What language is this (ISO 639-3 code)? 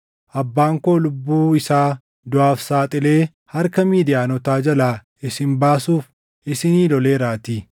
orm